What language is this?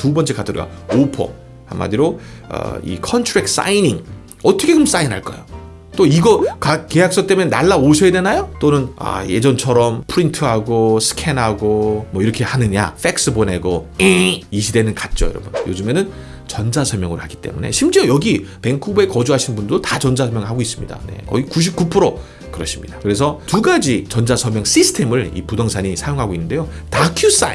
Korean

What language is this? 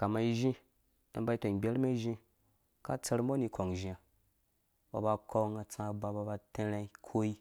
Dũya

